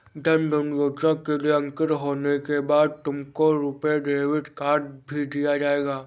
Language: Hindi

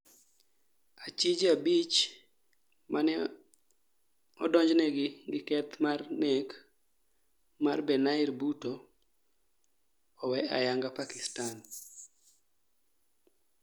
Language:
Luo (Kenya and Tanzania)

